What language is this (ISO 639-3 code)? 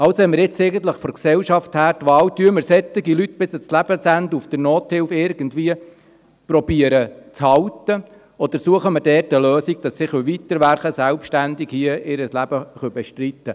gsw